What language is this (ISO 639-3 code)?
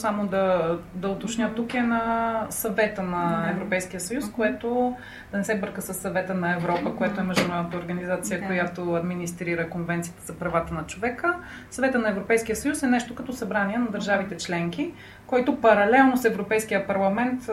bul